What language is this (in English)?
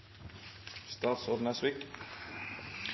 Norwegian Bokmål